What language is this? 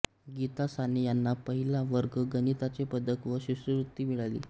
Marathi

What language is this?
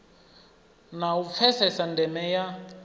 Venda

